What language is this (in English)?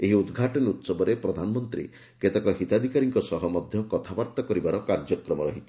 Odia